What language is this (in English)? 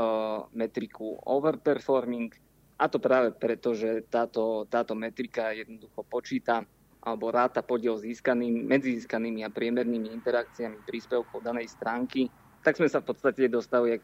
Slovak